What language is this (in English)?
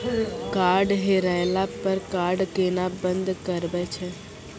Maithili